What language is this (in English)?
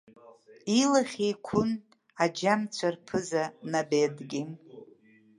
Abkhazian